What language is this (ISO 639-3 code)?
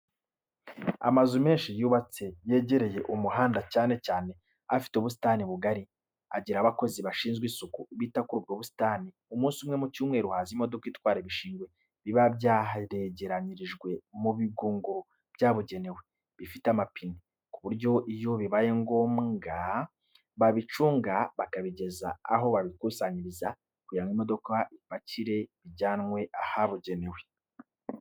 kin